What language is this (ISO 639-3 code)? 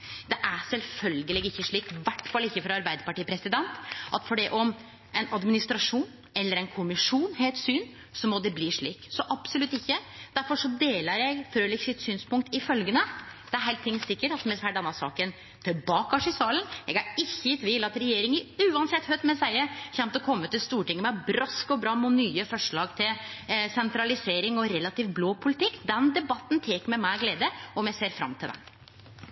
nno